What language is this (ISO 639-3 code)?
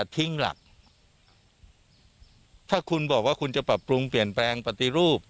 tha